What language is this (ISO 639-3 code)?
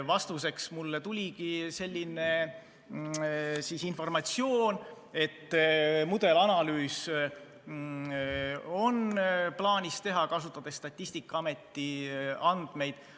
est